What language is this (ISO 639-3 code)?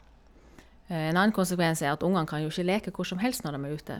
nor